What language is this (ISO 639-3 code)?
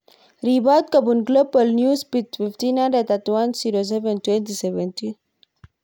kln